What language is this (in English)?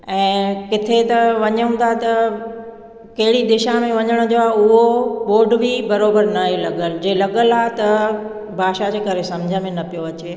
Sindhi